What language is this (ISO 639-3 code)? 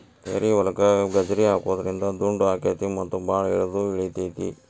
kan